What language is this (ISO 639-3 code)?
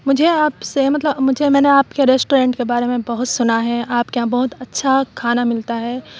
urd